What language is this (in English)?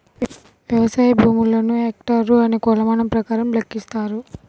Telugu